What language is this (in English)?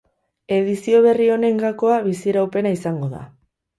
Basque